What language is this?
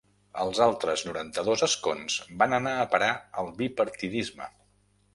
Catalan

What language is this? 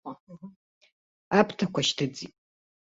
Abkhazian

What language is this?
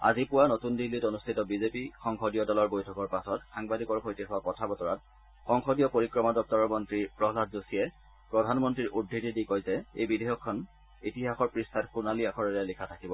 Assamese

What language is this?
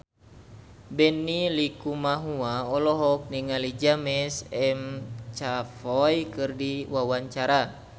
Sundanese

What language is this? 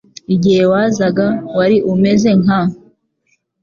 Kinyarwanda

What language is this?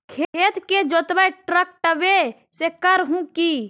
Magahi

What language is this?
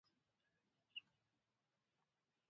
Pashto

